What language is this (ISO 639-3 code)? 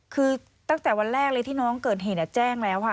tha